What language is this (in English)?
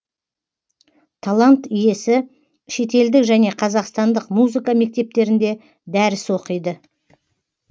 Kazakh